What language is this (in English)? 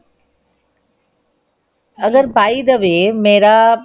Punjabi